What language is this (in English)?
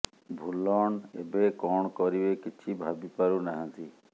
Odia